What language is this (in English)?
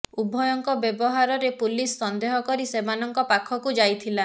Odia